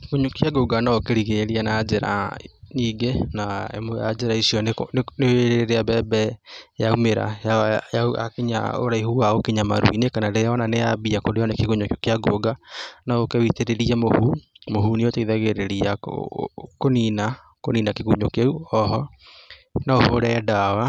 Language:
Kikuyu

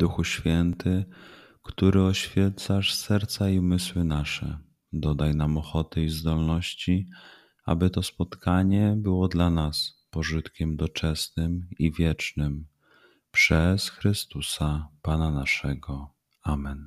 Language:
Polish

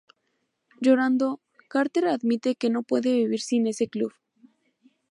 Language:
Spanish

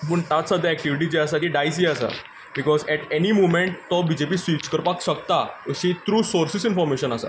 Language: Konkani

